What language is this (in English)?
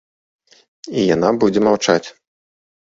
Belarusian